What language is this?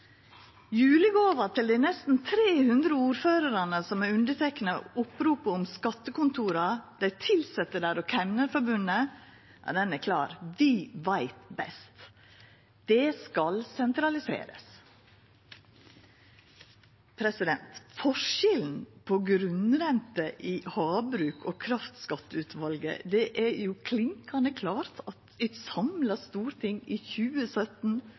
Norwegian Nynorsk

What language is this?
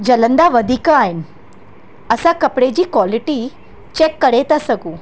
Sindhi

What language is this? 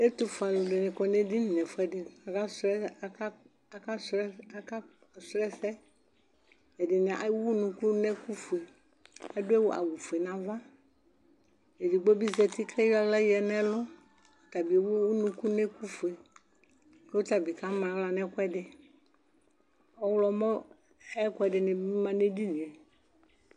Ikposo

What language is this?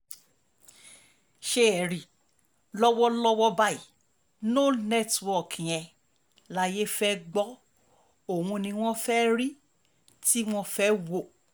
Yoruba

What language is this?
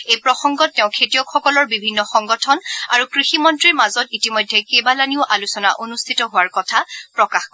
Assamese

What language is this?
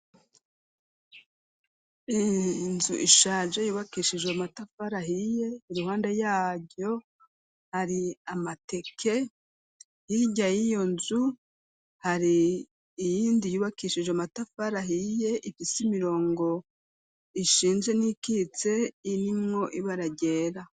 Rundi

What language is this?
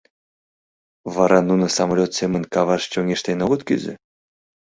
Mari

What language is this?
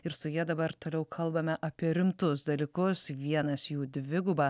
Lithuanian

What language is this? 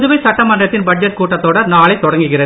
Tamil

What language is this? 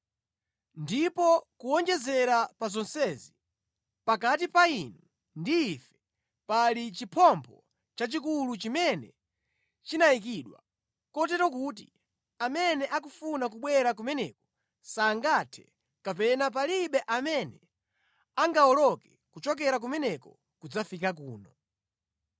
Nyanja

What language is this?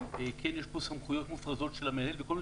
Hebrew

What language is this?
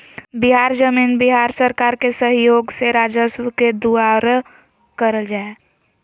Magahi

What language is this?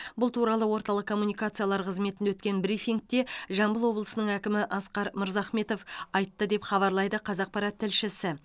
Kazakh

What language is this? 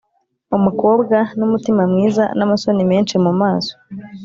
Kinyarwanda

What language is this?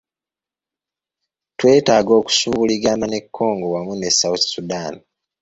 Ganda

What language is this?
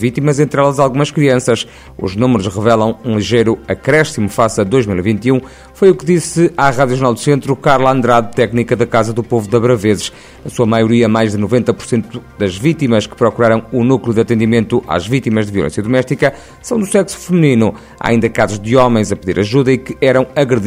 Portuguese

